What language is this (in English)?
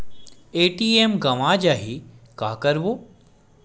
Chhattisgarhi